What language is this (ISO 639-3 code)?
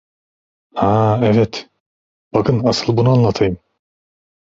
tur